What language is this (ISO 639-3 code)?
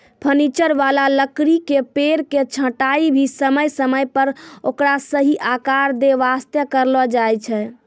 mai